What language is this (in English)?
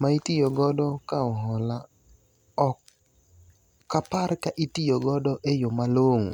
Luo (Kenya and Tanzania)